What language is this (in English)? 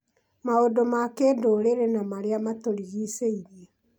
Kikuyu